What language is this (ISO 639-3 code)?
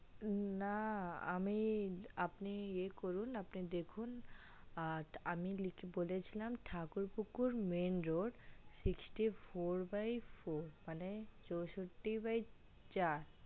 ben